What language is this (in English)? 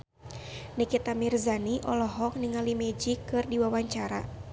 Sundanese